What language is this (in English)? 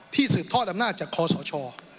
Thai